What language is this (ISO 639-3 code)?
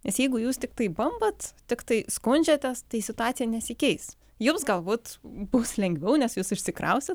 lit